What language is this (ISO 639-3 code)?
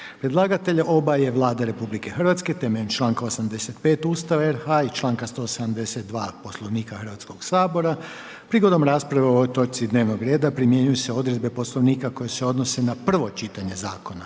hrv